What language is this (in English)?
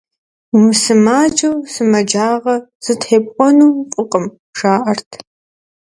Kabardian